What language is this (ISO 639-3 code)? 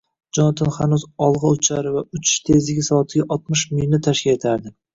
uzb